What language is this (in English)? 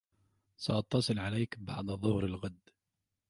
Arabic